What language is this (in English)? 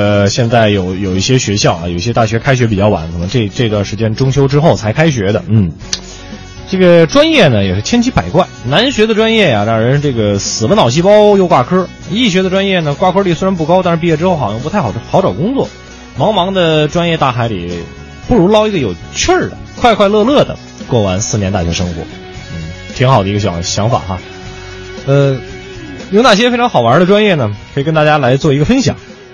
Chinese